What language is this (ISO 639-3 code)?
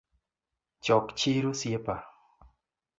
luo